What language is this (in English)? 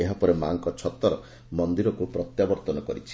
Odia